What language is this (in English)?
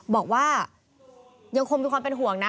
Thai